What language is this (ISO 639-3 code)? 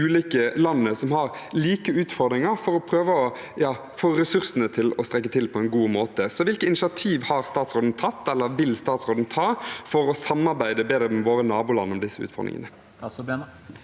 nor